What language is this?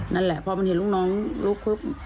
Thai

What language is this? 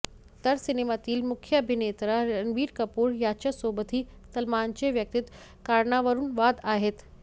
Marathi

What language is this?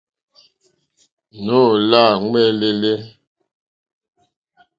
Mokpwe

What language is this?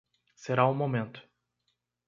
Portuguese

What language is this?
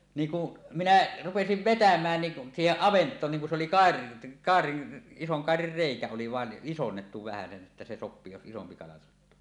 Finnish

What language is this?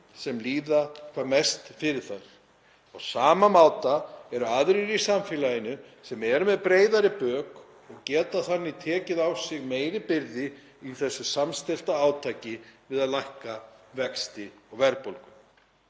Icelandic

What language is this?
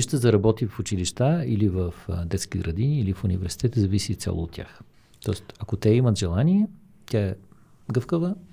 Bulgarian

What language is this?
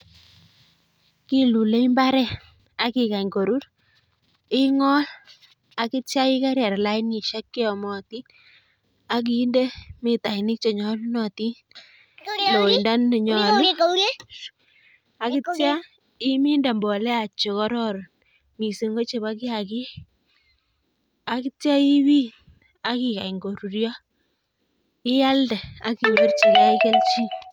Kalenjin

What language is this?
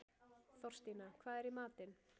Icelandic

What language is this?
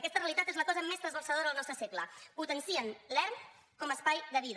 Catalan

